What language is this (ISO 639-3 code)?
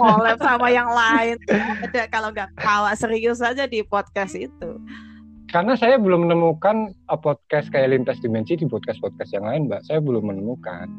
ind